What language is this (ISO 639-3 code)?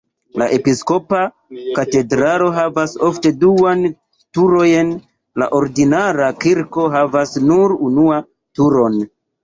epo